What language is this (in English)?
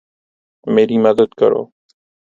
Urdu